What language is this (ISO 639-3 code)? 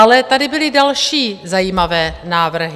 ces